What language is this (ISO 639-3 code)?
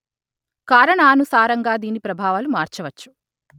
tel